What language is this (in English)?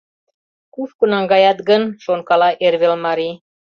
Mari